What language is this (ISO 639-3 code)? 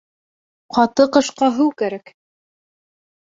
bak